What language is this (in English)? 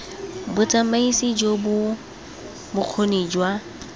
Tswana